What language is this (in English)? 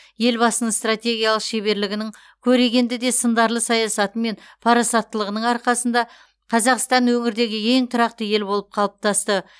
Kazakh